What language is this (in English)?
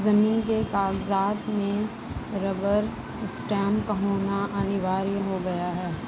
Hindi